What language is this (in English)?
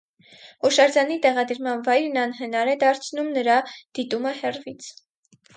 Armenian